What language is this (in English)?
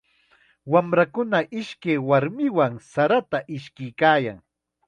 Chiquián Ancash Quechua